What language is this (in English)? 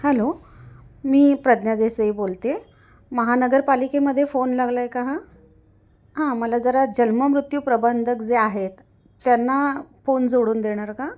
Marathi